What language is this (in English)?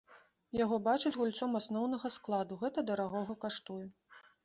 Belarusian